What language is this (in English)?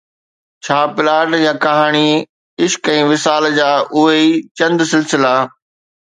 Sindhi